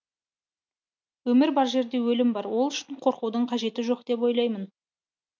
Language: Kazakh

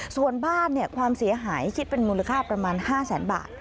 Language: Thai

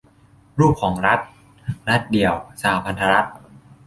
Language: Thai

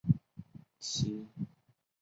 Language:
Chinese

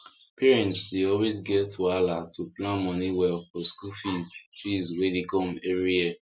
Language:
Nigerian Pidgin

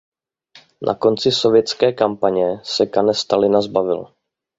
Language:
Czech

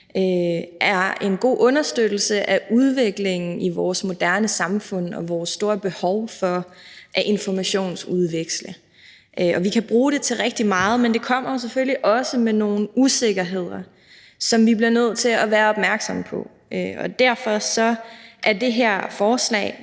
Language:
Danish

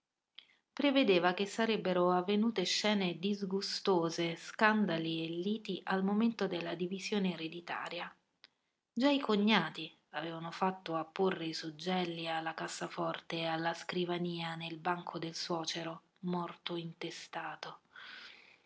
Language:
Italian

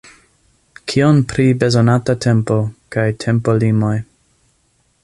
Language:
Esperanto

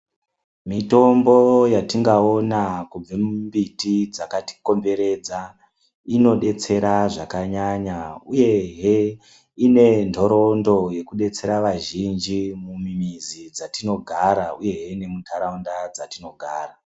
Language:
Ndau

